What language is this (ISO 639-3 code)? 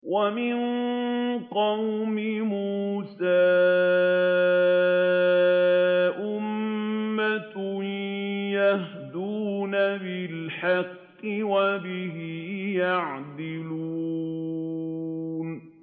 ara